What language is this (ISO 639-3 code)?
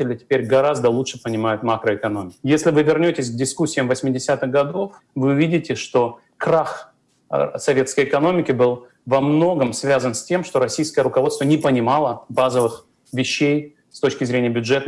rus